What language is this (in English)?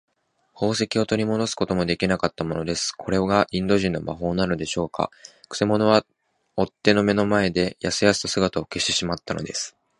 Japanese